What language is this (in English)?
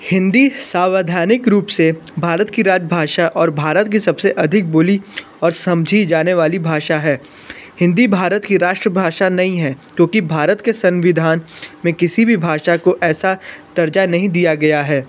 Hindi